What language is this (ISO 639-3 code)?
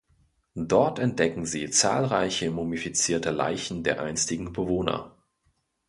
deu